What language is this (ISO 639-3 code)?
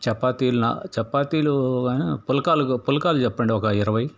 tel